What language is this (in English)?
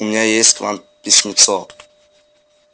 Russian